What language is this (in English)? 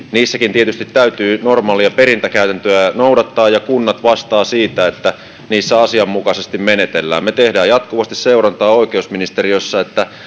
Finnish